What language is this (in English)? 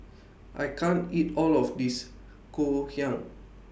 English